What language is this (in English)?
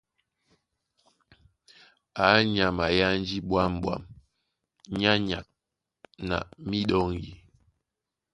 Duala